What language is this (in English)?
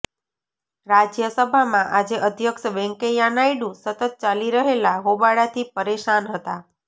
Gujarati